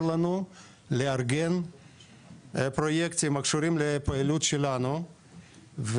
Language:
Hebrew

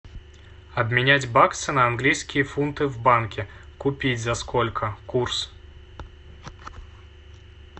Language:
Russian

